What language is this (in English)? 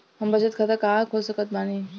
Bhojpuri